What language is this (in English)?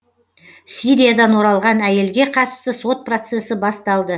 Kazakh